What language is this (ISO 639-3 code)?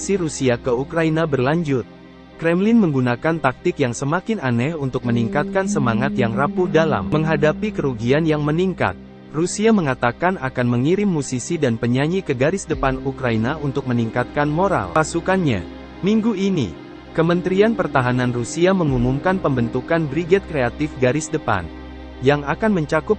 ind